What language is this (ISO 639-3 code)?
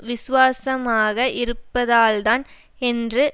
tam